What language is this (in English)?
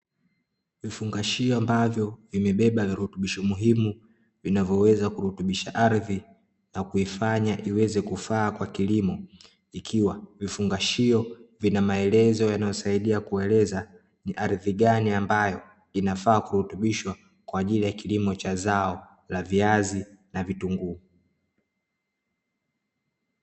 Swahili